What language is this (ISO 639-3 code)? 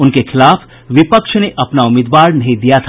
hin